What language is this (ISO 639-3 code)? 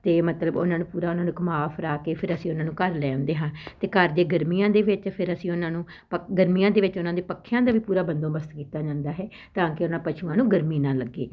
pan